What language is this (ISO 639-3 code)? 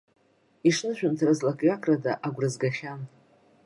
abk